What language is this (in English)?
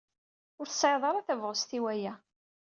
Kabyle